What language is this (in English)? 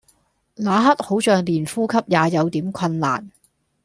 Cantonese